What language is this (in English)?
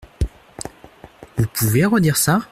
French